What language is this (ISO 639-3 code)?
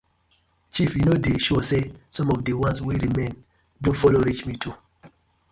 pcm